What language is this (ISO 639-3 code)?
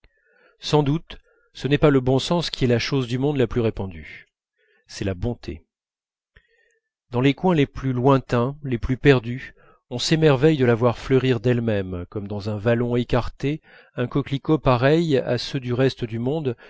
fra